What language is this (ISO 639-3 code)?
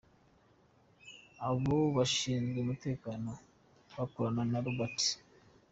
kin